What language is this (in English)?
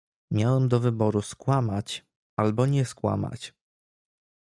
Polish